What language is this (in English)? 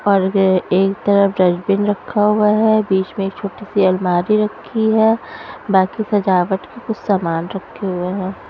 Hindi